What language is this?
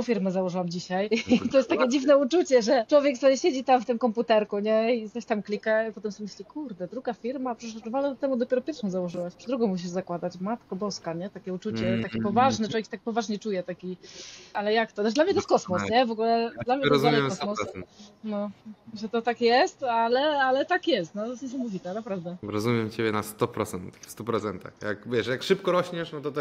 Polish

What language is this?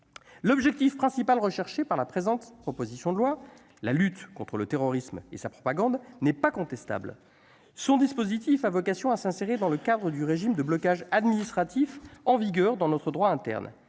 French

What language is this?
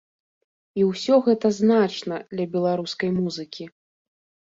Belarusian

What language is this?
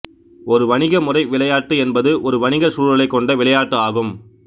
Tamil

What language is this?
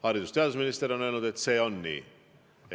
Estonian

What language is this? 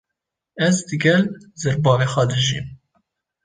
Kurdish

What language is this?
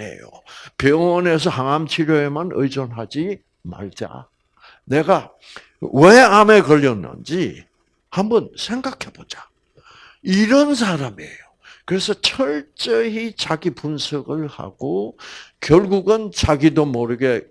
Korean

